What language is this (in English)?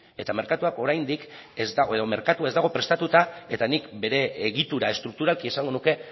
Basque